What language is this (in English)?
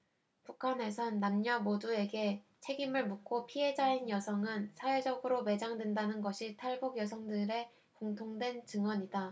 Korean